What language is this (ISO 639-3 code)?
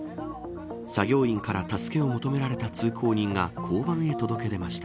jpn